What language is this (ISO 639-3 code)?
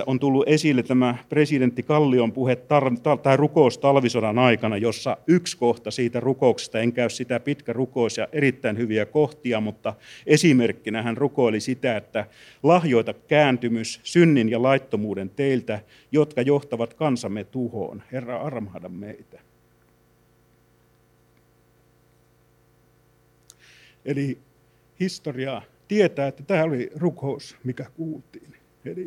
fin